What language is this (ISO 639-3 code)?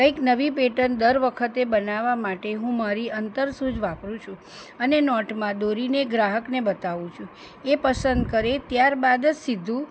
guj